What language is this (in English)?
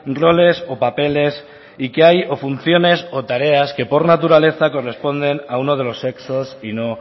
Spanish